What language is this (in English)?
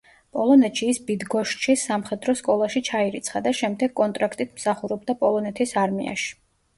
Georgian